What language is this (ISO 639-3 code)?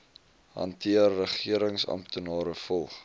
afr